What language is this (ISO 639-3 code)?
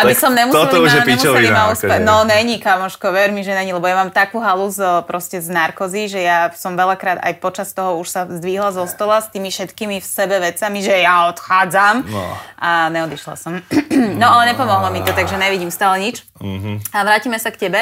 slk